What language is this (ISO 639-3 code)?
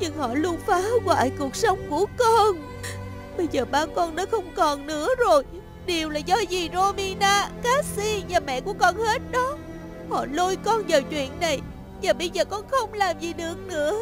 vie